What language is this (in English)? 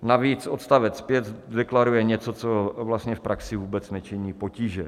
Czech